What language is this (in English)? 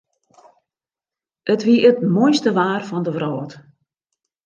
Western Frisian